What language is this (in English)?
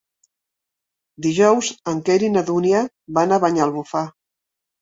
Catalan